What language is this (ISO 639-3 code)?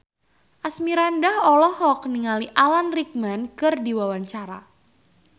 sun